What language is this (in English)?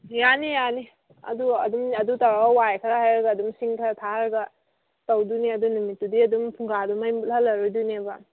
Manipuri